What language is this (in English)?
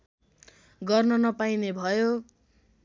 Nepali